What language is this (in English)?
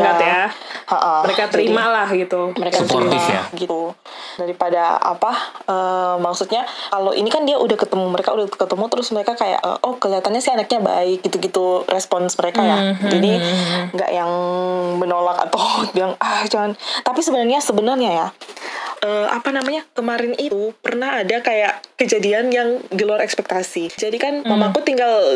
Indonesian